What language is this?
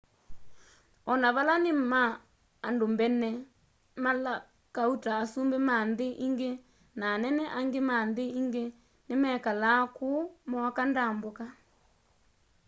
Kamba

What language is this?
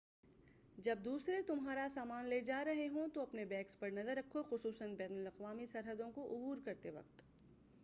Urdu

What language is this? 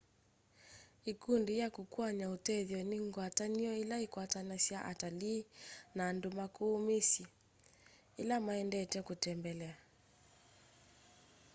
Kamba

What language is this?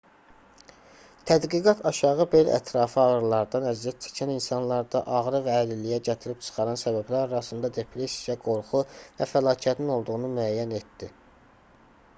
Azerbaijani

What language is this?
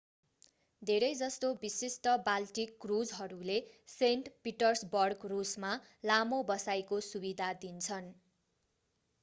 Nepali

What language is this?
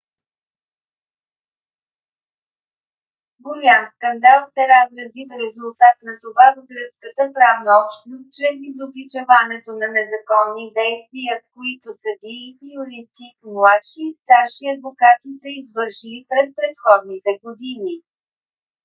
Bulgarian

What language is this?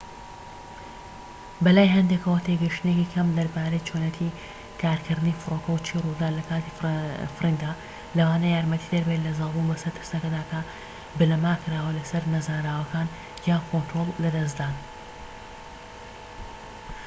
Central Kurdish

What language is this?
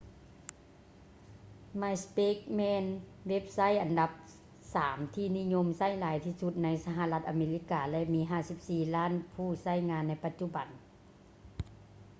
Lao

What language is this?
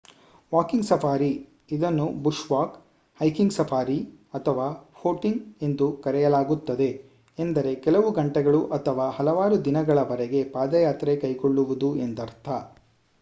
Kannada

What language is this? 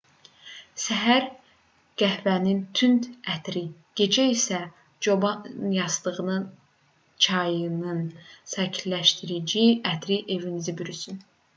Azerbaijani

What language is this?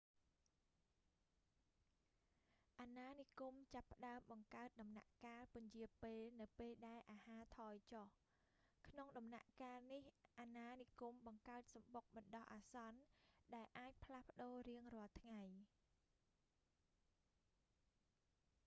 Khmer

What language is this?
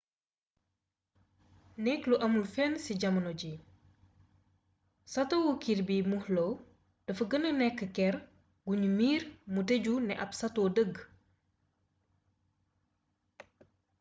Wolof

